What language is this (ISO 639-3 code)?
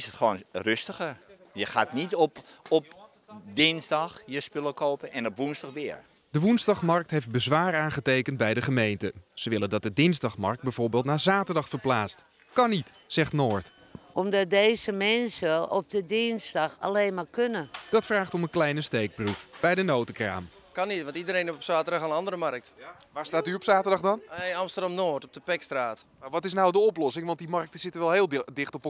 nld